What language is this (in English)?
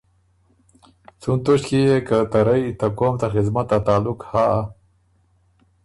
Ormuri